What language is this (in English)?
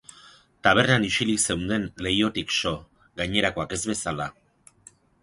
Basque